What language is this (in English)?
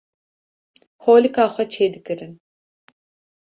Kurdish